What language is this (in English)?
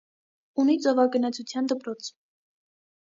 Armenian